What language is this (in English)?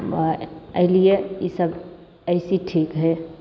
Maithili